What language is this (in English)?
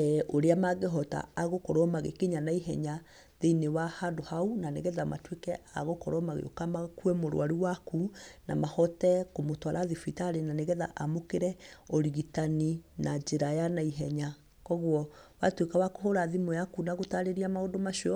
Kikuyu